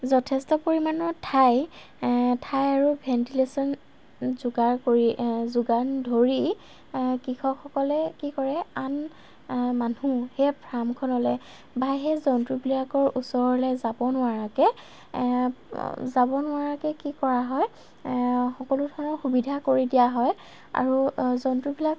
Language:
Assamese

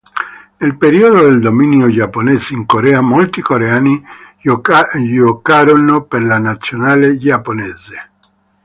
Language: Italian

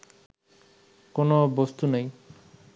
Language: Bangla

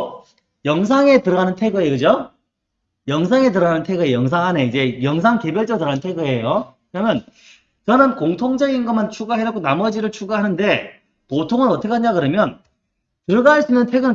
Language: Korean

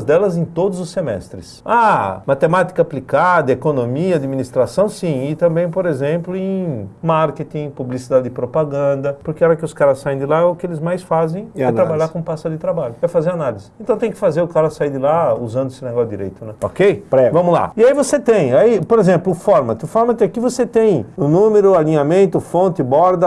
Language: Portuguese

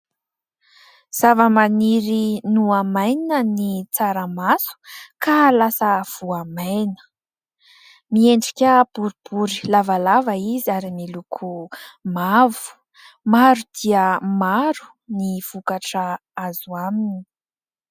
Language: Malagasy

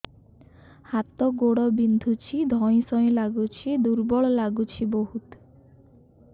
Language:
Odia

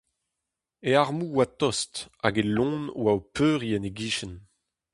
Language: Breton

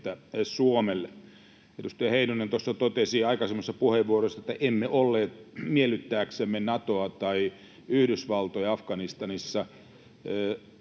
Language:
Finnish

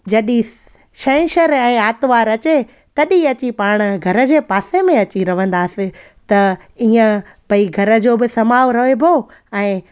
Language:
Sindhi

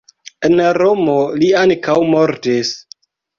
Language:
Esperanto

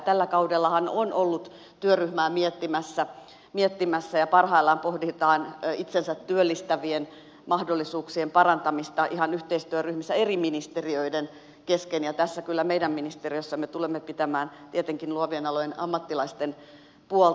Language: Finnish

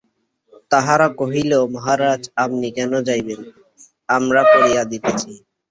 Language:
Bangla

